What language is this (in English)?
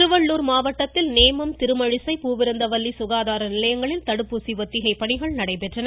Tamil